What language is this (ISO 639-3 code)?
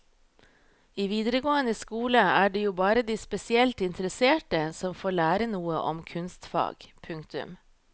nor